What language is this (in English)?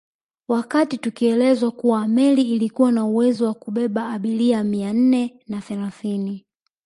Swahili